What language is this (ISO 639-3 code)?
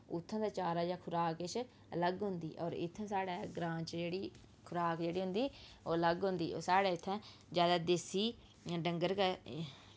doi